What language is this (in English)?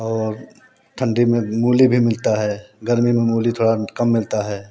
Hindi